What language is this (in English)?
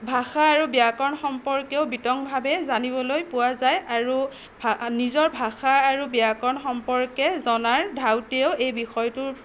Assamese